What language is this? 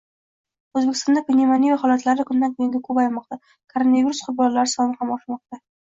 Uzbek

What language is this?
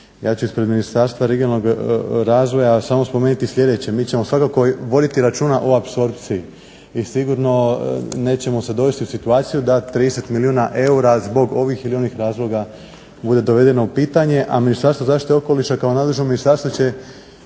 Croatian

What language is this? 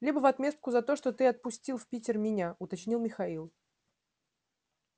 Russian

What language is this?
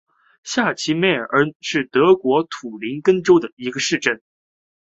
Chinese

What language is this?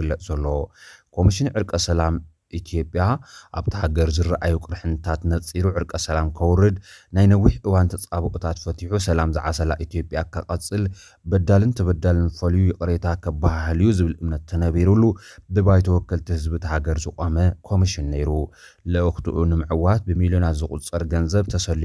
Amharic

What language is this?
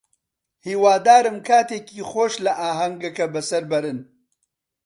Central Kurdish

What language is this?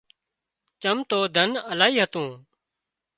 Wadiyara Koli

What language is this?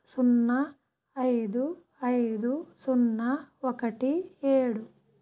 Telugu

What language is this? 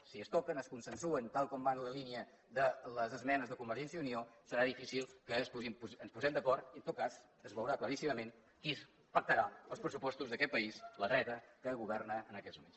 Catalan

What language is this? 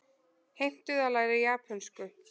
Icelandic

